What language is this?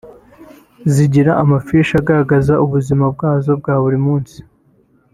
Kinyarwanda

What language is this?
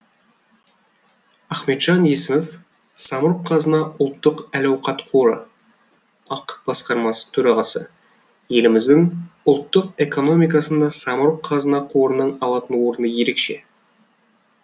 Kazakh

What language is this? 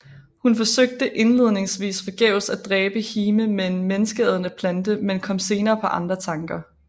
Danish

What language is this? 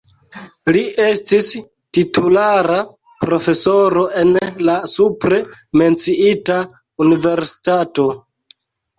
Esperanto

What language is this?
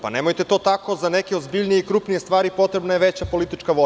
Serbian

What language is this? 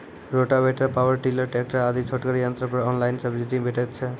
Maithili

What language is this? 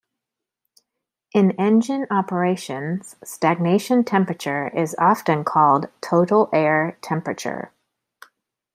English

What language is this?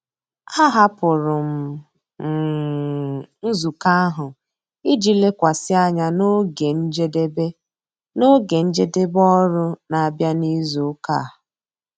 Igbo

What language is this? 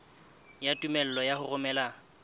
Southern Sotho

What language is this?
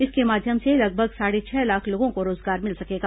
Hindi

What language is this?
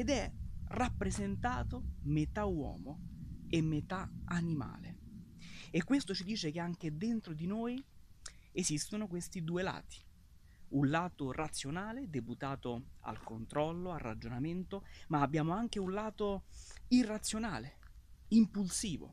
Italian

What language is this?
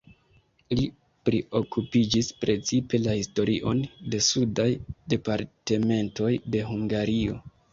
Esperanto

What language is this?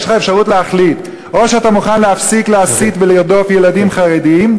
Hebrew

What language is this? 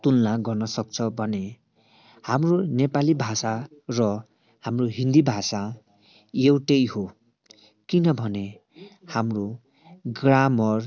Nepali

